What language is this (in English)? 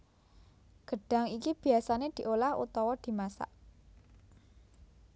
Javanese